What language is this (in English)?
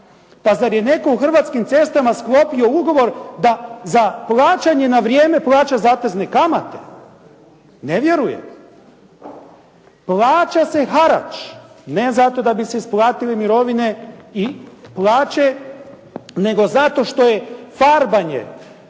Croatian